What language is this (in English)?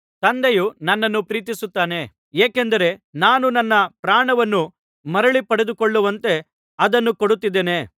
Kannada